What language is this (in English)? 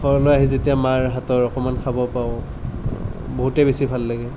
Assamese